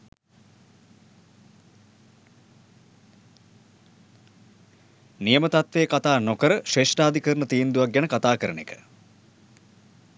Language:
Sinhala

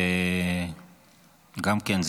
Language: Hebrew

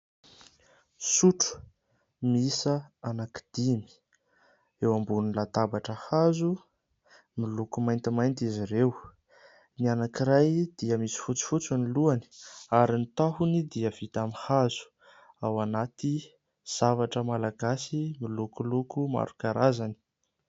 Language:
Malagasy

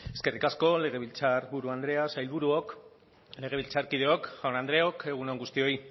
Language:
Basque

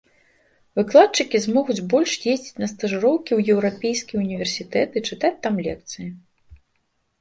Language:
Belarusian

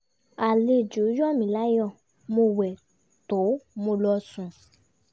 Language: Yoruba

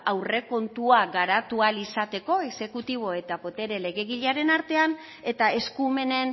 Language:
Basque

